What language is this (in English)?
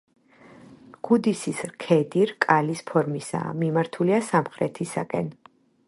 Georgian